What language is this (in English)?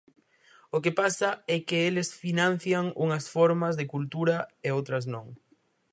Galician